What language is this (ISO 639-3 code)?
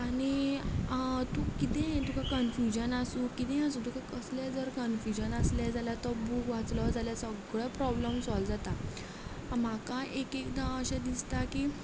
kok